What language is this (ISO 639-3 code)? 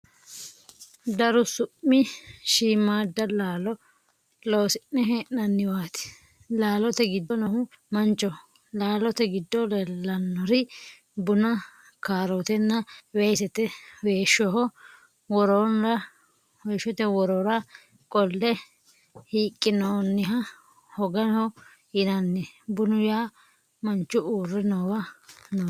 sid